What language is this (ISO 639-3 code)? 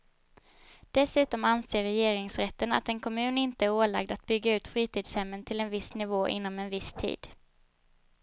swe